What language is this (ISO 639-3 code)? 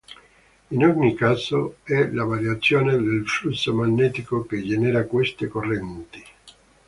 ita